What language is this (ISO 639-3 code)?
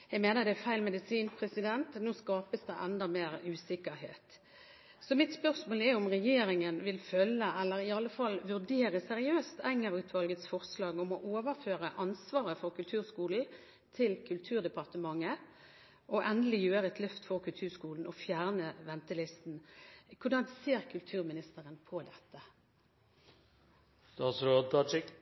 nob